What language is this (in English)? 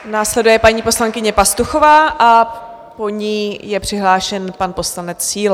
Czech